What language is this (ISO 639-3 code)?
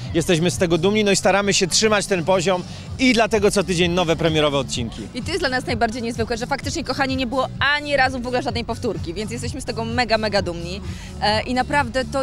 pol